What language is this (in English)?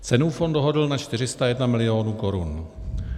Czech